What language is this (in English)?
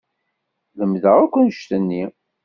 Kabyle